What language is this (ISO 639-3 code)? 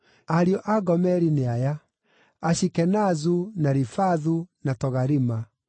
kik